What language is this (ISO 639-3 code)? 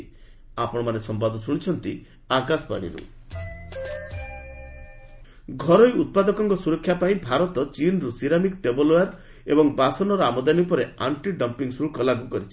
ori